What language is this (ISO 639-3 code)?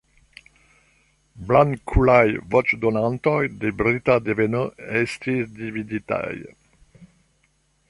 epo